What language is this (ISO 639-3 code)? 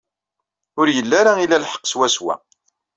kab